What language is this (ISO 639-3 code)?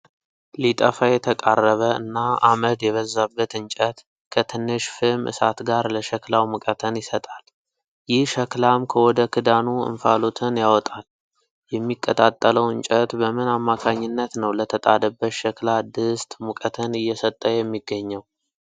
amh